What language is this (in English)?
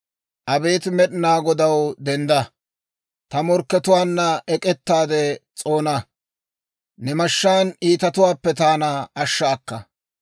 Dawro